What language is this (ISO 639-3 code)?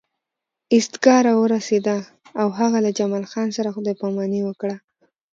pus